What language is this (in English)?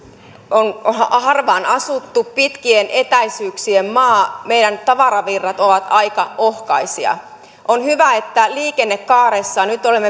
Finnish